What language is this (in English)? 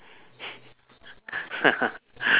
English